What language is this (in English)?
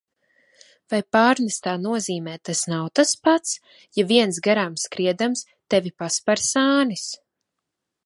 Latvian